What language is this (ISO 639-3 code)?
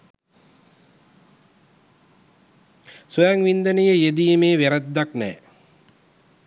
sin